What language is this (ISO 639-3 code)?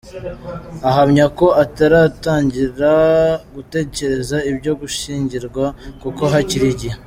kin